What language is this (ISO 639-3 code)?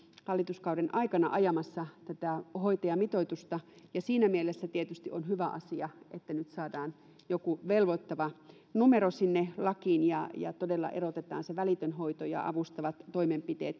fin